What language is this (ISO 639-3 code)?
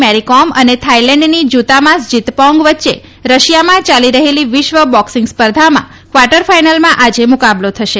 guj